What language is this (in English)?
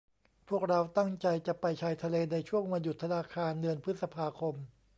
Thai